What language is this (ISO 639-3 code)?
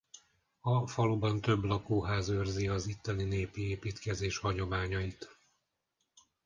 hun